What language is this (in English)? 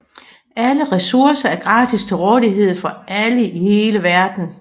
Danish